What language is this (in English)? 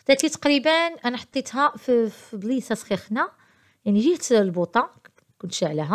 Arabic